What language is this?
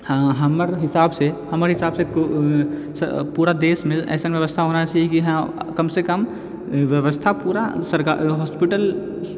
Maithili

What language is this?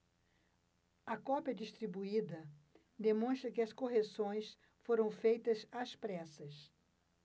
Portuguese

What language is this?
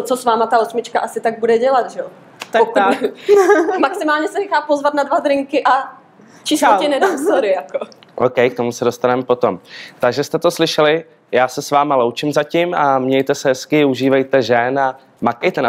Czech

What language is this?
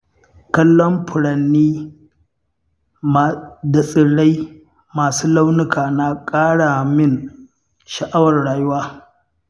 Hausa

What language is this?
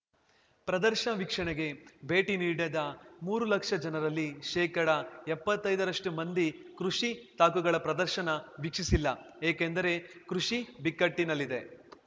Kannada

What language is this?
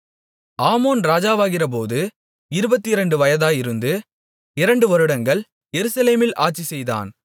Tamil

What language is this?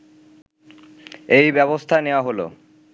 Bangla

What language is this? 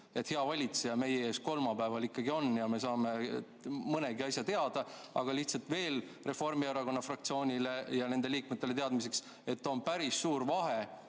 Estonian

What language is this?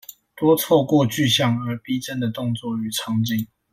Chinese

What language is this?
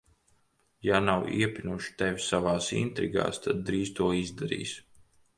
Latvian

